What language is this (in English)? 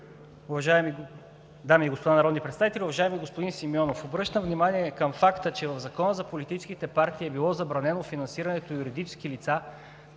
Bulgarian